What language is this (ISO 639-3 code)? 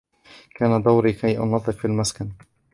ara